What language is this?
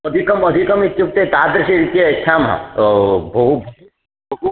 Sanskrit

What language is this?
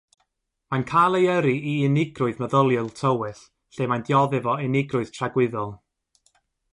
Welsh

